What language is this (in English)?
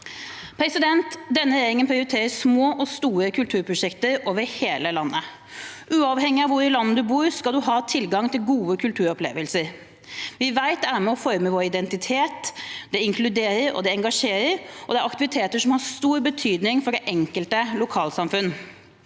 Norwegian